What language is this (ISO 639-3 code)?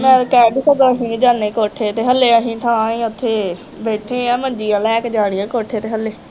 pan